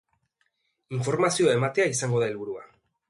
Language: Basque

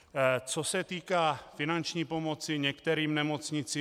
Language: Czech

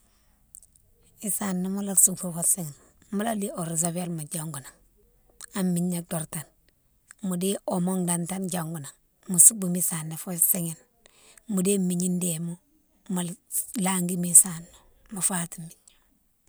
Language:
Mansoanka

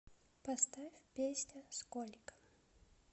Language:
Russian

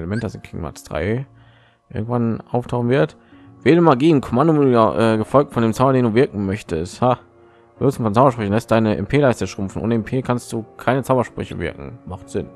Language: German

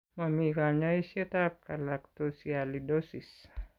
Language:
Kalenjin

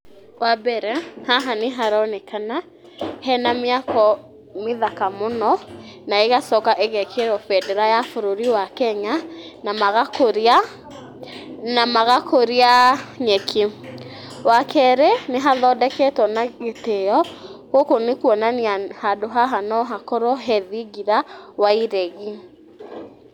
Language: Kikuyu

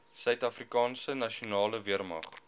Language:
Afrikaans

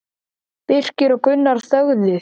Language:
Icelandic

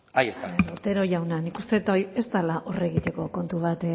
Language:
Basque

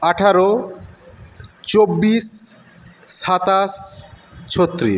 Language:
Bangla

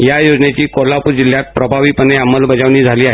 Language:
Marathi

